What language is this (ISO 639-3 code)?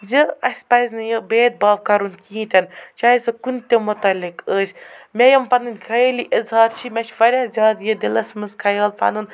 kas